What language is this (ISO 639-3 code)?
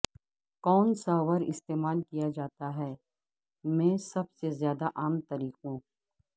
urd